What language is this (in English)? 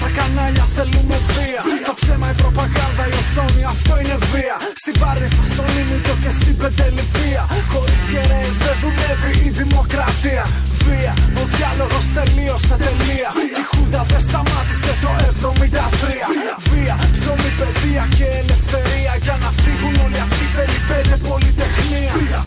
Greek